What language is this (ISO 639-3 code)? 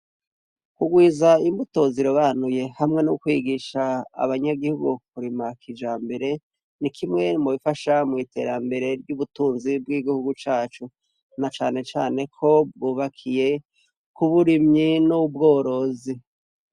run